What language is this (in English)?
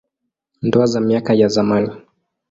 Swahili